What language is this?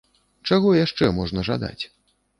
Belarusian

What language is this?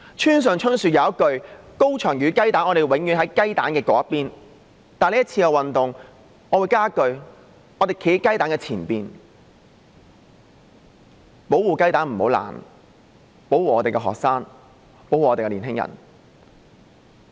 Cantonese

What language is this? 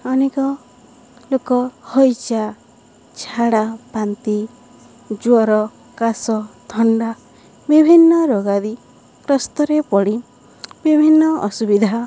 Odia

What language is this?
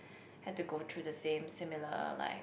English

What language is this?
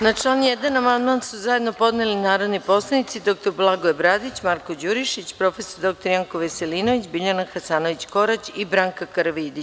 Serbian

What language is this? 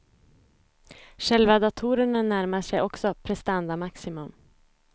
Swedish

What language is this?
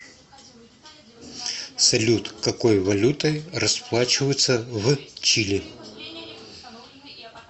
Russian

